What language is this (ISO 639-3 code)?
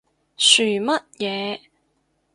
yue